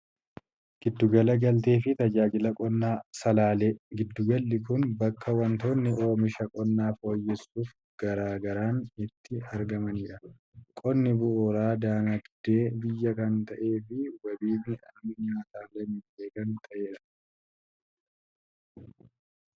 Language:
Oromo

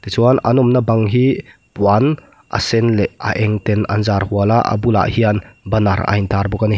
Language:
Mizo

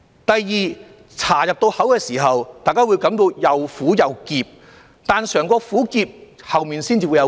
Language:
Cantonese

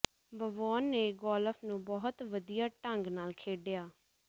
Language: Punjabi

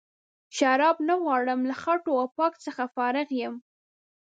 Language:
Pashto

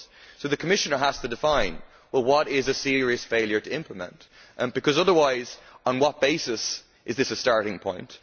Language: English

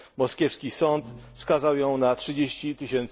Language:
Polish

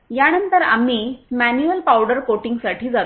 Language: Marathi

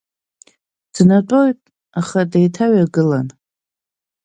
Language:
Abkhazian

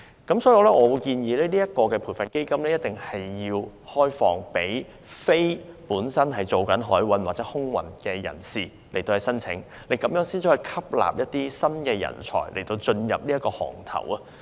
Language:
Cantonese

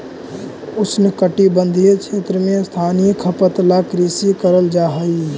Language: Magahi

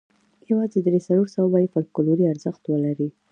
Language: Pashto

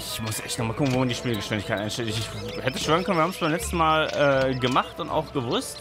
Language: German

